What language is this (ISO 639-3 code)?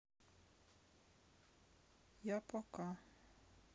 rus